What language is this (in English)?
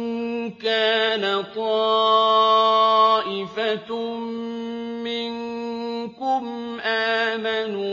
Arabic